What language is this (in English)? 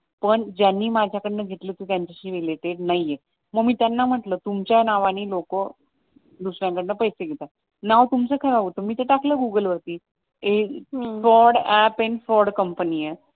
Marathi